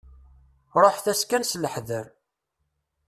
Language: Kabyle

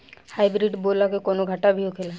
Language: Bhojpuri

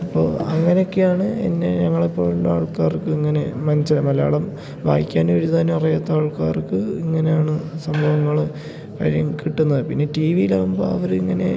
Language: Malayalam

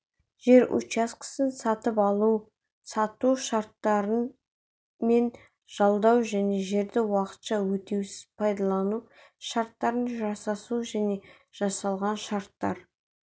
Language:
Kazakh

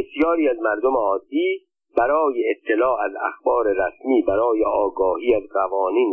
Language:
Persian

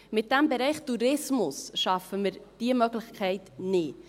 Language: Swiss German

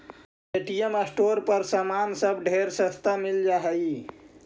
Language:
Magahi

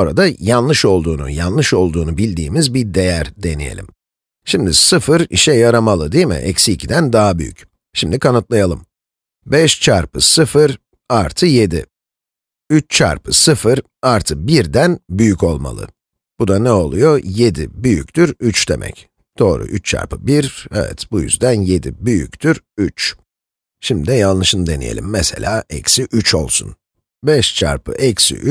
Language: Turkish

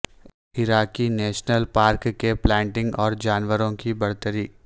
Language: Urdu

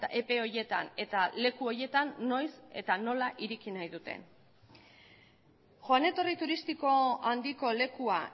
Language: Basque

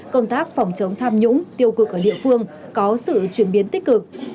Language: Vietnamese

